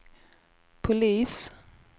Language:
Swedish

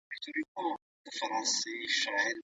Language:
Pashto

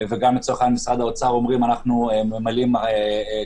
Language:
Hebrew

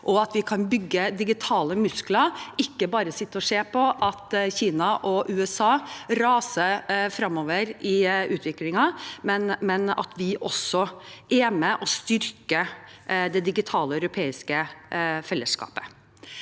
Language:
Norwegian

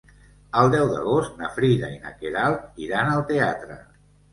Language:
Catalan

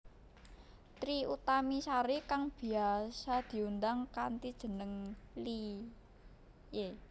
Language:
Javanese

